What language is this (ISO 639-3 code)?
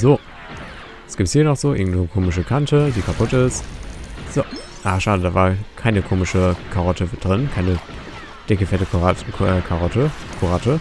deu